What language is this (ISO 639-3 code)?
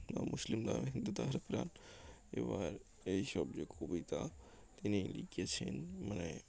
ben